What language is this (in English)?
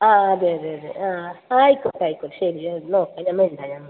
Malayalam